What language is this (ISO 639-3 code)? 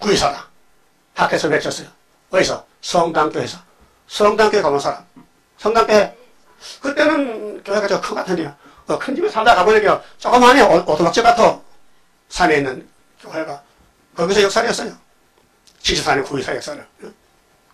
kor